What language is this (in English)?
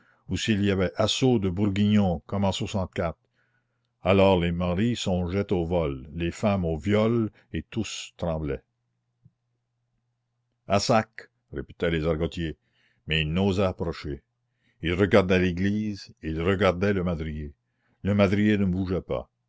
French